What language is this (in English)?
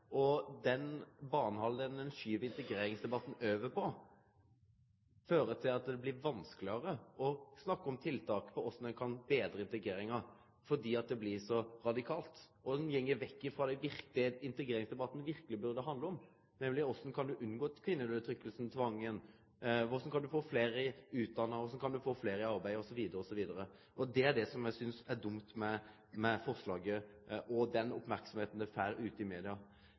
Norwegian Nynorsk